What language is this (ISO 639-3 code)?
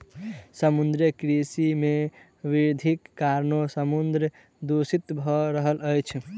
mai